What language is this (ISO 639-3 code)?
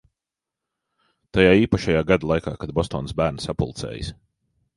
lav